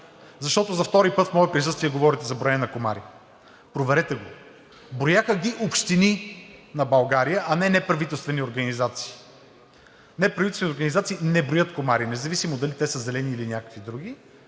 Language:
Bulgarian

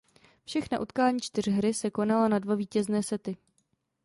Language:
Czech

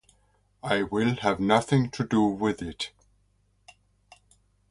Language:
English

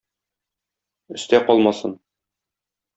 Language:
Tatar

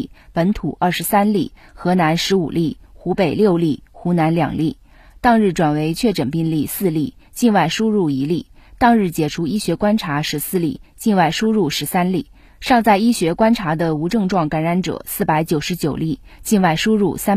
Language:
Chinese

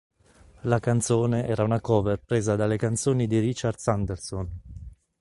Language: Italian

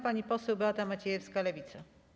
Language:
Polish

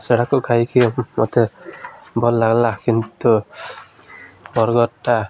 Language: Odia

